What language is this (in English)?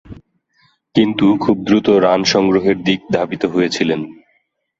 Bangla